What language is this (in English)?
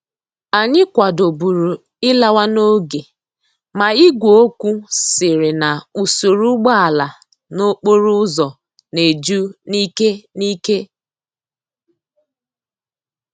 Igbo